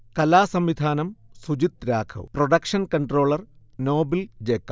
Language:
Malayalam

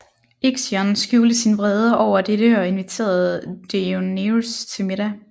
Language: Danish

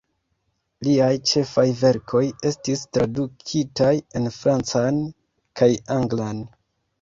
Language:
Esperanto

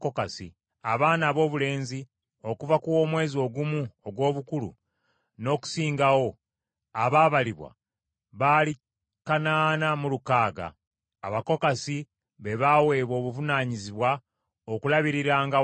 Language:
Ganda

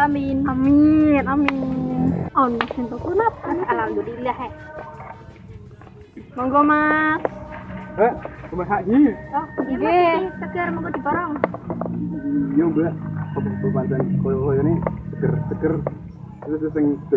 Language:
Indonesian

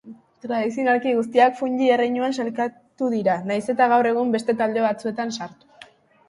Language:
Basque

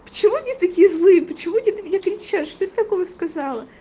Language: Russian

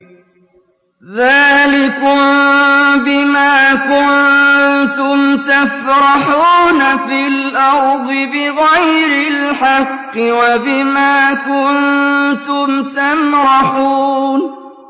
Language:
Arabic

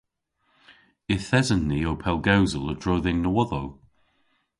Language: Cornish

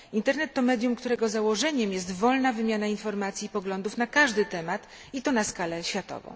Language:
Polish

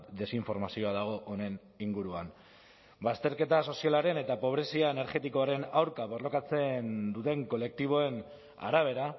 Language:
Basque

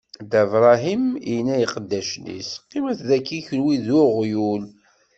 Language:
Kabyle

